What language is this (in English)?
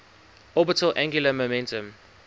English